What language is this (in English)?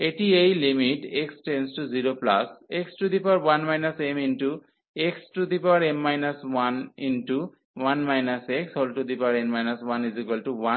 Bangla